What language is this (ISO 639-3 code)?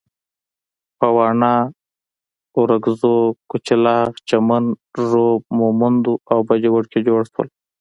pus